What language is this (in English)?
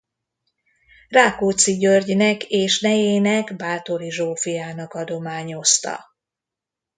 Hungarian